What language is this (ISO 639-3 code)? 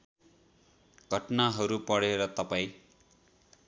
nep